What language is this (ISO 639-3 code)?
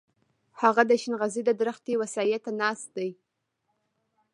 pus